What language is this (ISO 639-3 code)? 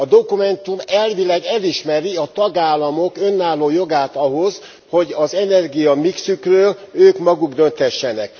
hun